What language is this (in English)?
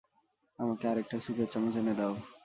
Bangla